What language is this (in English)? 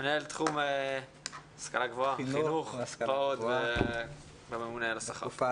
Hebrew